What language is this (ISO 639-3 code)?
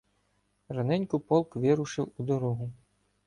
ukr